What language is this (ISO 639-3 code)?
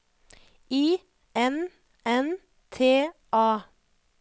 nor